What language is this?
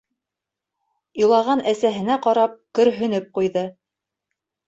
Bashkir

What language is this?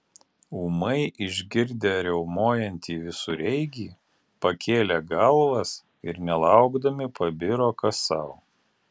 Lithuanian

